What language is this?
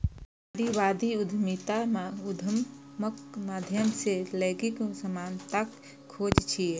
Maithili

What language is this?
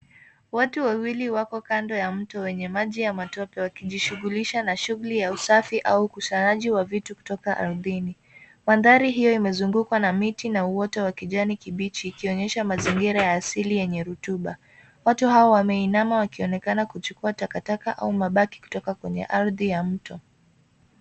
Swahili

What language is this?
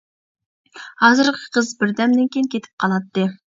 Uyghur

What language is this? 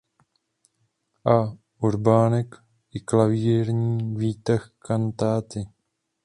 Czech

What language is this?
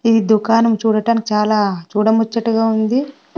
Telugu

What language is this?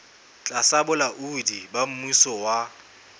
Southern Sotho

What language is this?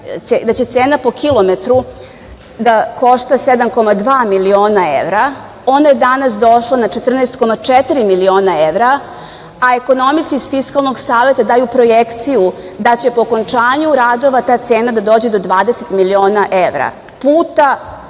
Serbian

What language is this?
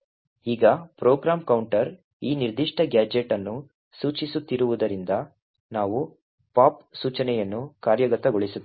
Kannada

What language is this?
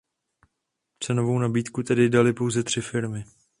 Czech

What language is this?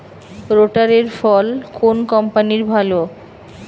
Bangla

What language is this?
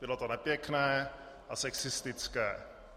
Czech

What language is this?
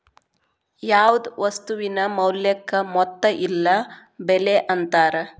Kannada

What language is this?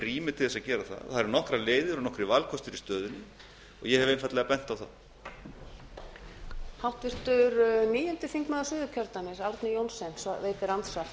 Icelandic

